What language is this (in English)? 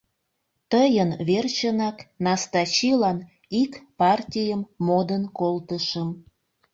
Mari